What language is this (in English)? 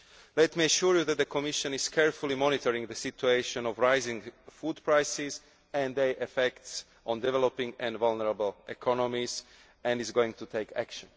English